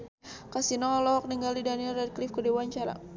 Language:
Sundanese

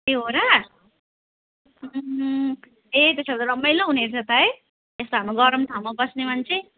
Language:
Nepali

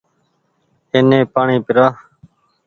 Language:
Goaria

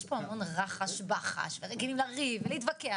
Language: Hebrew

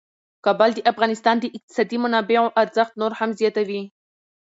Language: Pashto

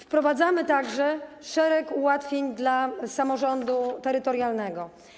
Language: Polish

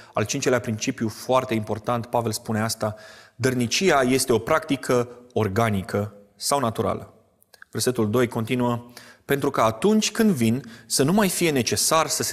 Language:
Romanian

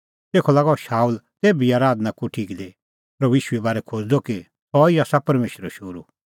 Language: Kullu Pahari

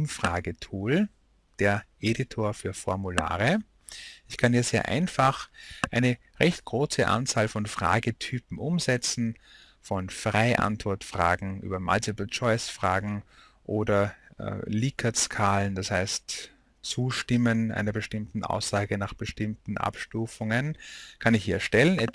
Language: German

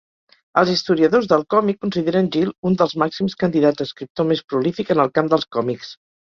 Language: Catalan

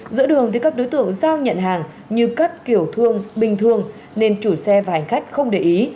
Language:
Vietnamese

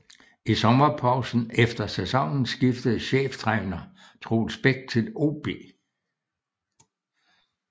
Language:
Danish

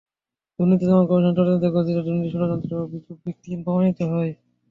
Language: Bangla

